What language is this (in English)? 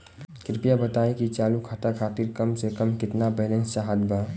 Bhojpuri